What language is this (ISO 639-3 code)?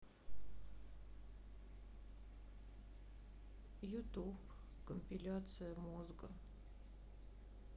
rus